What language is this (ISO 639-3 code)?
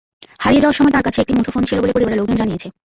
ben